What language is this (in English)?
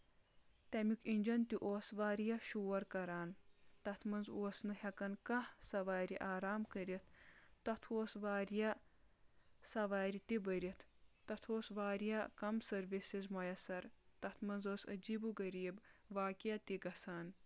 Kashmiri